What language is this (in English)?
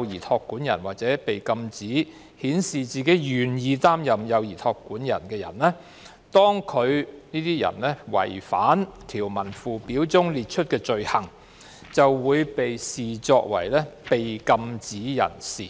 Cantonese